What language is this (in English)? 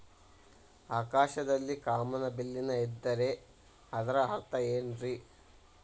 Kannada